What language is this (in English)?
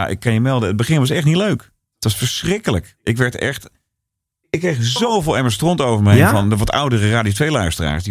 Dutch